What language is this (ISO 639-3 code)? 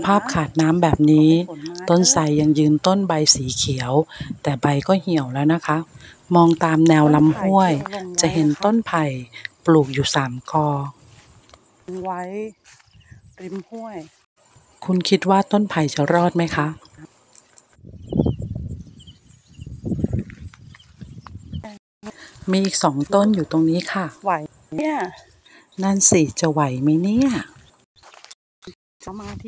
tha